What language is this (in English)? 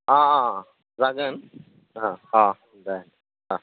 Bodo